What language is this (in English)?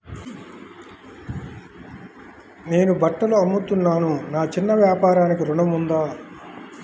Telugu